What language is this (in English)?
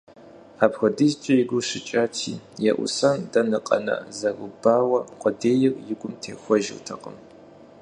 Kabardian